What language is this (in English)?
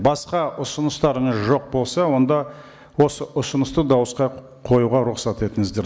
Kazakh